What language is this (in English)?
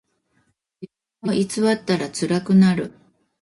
Japanese